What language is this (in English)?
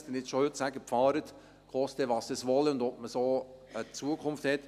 Swiss German